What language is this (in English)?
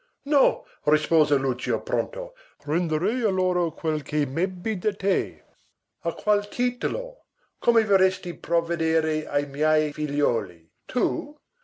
Italian